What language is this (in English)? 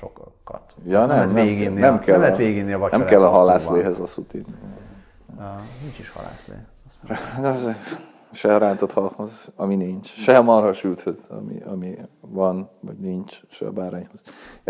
Hungarian